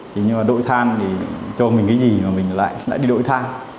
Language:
Vietnamese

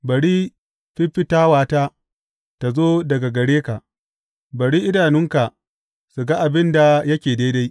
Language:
Hausa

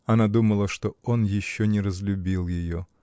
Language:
Russian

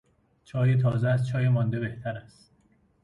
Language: Persian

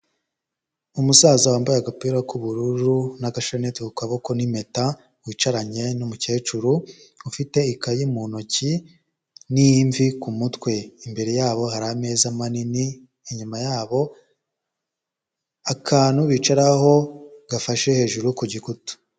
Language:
Kinyarwanda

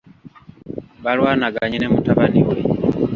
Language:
Ganda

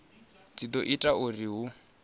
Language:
Venda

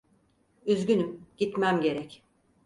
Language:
Turkish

